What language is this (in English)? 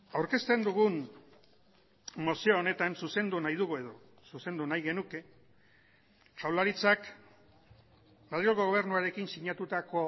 Basque